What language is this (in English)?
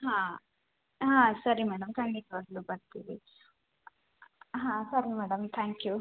Kannada